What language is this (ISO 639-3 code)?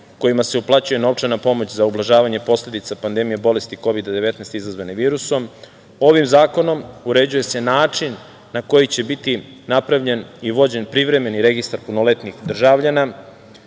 srp